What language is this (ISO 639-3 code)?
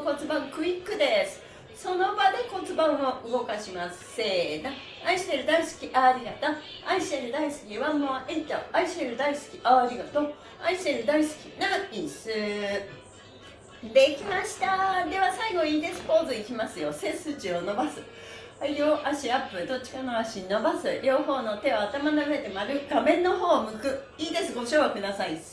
jpn